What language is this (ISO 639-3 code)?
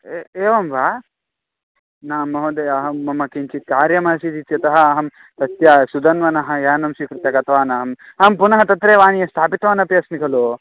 san